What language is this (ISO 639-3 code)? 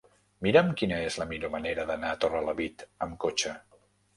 cat